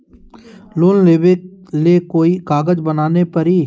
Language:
Magahi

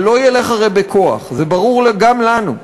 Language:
Hebrew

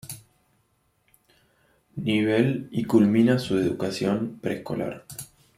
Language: Spanish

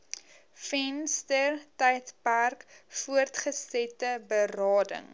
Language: Afrikaans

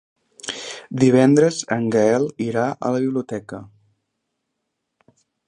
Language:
Catalan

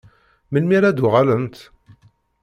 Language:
Kabyle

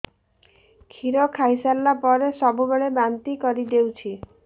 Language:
Odia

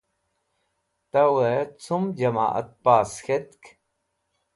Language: Wakhi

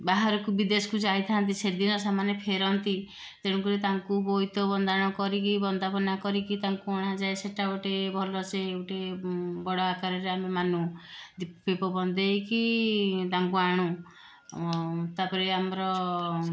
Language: Odia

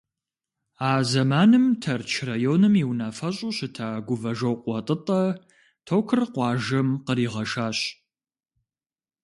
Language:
Kabardian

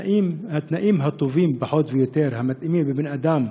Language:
Hebrew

